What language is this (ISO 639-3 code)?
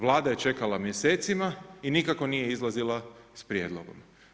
hrv